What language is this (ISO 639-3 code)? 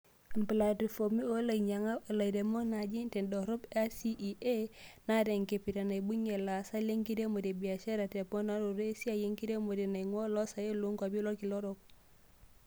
mas